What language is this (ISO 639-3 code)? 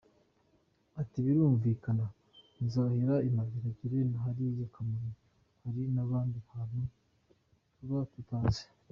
kin